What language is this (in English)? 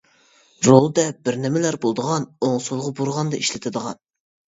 Uyghur